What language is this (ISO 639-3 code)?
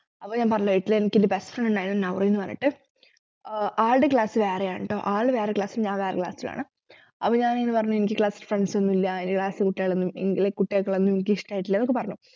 mal